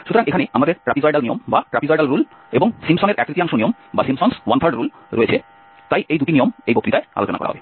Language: Bangla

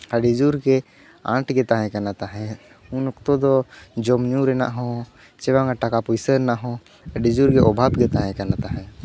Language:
Santali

